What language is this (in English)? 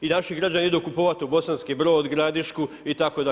Croatian